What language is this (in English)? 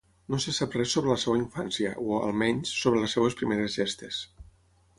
Catalan